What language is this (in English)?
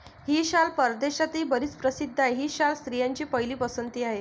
Marathi